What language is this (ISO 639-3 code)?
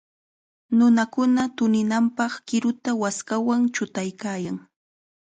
qxa